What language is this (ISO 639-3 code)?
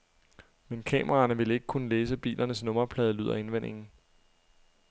dan